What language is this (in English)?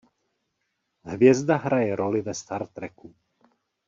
Czech